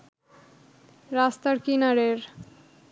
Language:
Bangla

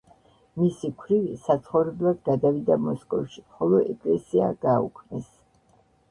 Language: Georgian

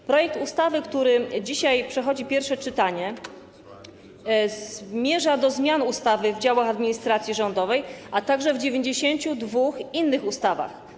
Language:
Polish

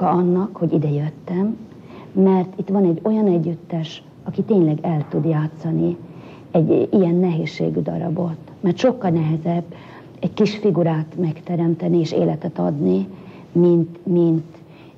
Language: Hungarian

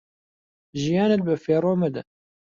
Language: Central Kurdish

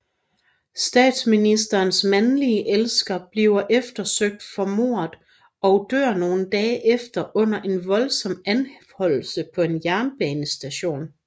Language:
Danish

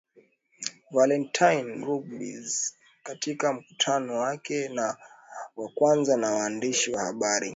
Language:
Swahili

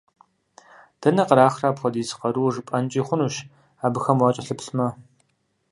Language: Kabardian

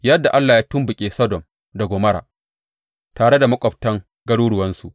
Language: Hausa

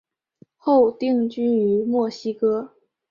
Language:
Chinese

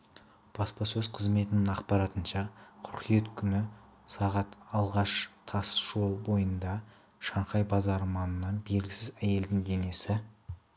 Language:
Kazakh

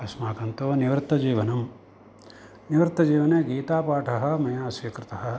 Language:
Sanskrit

